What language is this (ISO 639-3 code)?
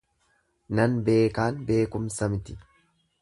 orm